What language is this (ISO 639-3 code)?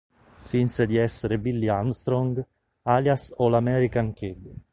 ita